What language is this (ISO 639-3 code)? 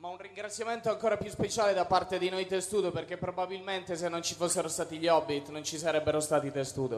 ita